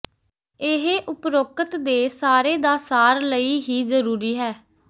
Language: Punjabi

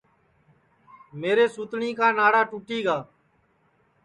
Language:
Sansi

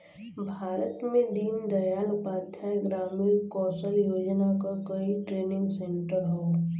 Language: Bhojpuri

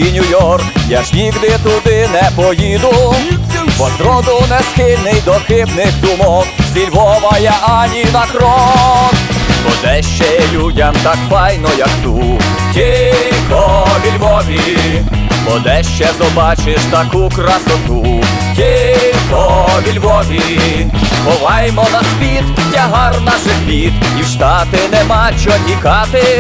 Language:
Ukrainian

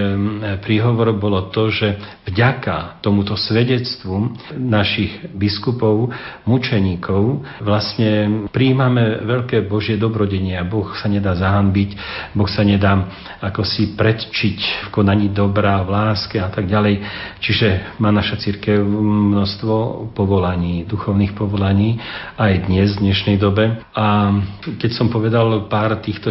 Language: Slovak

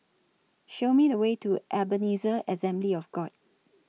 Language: English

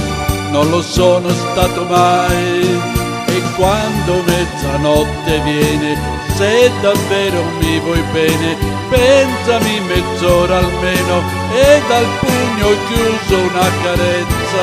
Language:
Italian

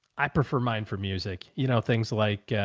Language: English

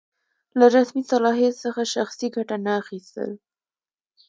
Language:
Pashto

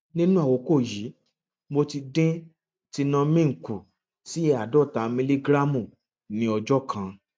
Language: Yoruba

